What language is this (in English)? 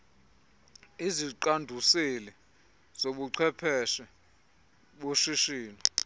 Xhosa